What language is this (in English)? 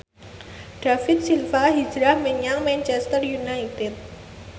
Javanese